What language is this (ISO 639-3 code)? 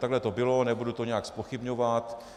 ces